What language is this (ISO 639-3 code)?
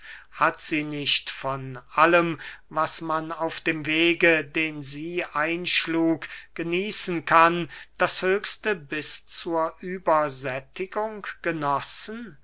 deu